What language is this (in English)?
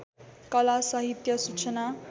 Nepali